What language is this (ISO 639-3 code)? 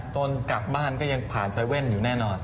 tha